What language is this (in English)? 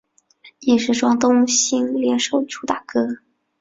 Chinese